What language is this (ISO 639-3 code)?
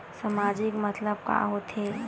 hne